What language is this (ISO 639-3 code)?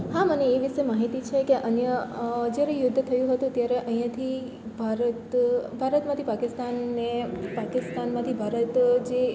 guj